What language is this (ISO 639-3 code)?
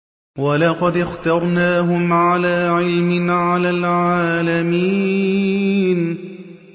ara